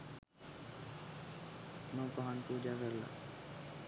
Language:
Sinhala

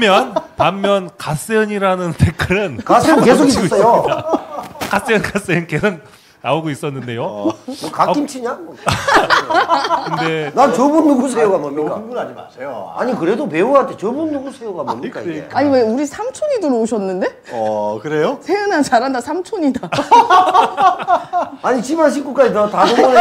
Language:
Korean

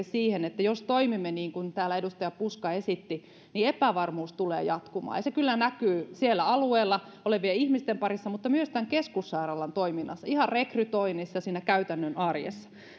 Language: Finnish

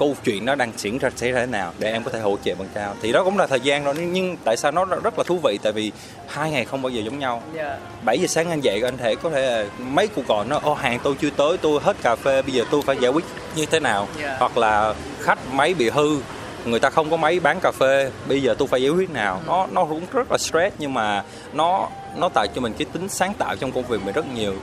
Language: Vietnamese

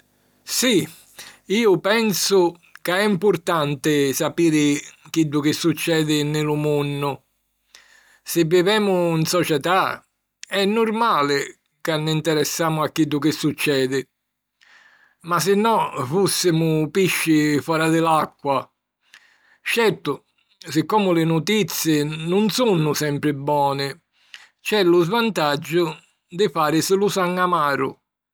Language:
Sicilian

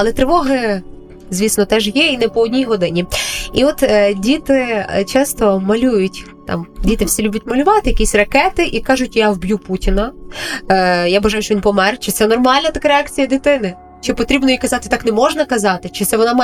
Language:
Ukrainian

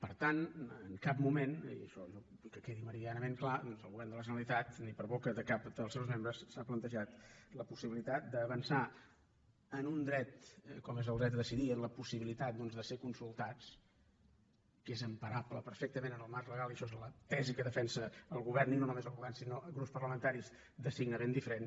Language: Catalan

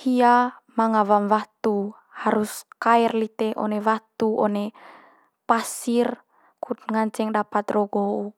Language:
Manggarai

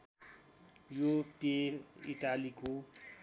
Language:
Nepali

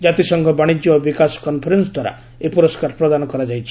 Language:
Odia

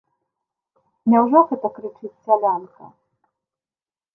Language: Belarusian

